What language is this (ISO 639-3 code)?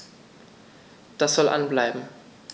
deu